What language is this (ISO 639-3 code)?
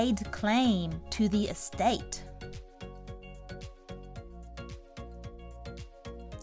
jpn